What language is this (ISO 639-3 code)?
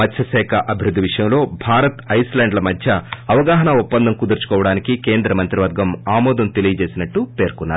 tel